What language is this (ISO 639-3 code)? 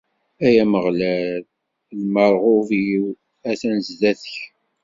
kab